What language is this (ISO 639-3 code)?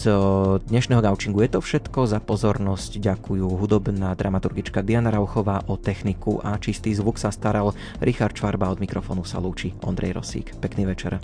slk